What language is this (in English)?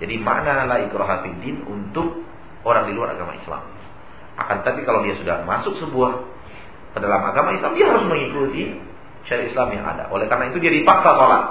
Indonesian